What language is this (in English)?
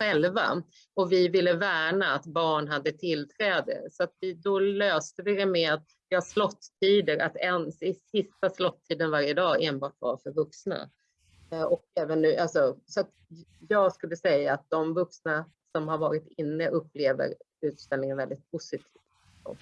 Swedish